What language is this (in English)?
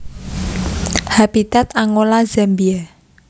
Javanese